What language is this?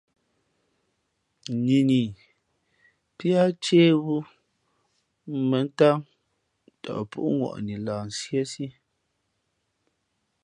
Fe'fe'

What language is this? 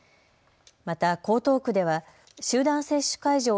Japanese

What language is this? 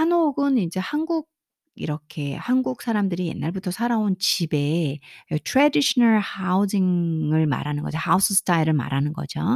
Korean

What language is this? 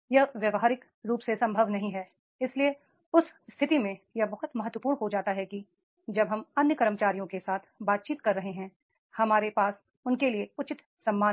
Hindi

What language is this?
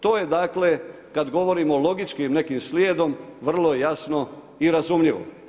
Croatian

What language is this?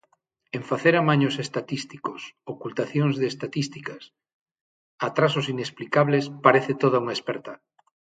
Galician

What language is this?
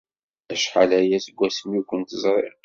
Kabyle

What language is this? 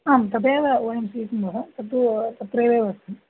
Sanskrit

